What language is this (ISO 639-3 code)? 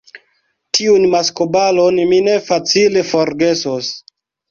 epo